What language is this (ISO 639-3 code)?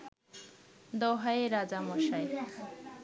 ben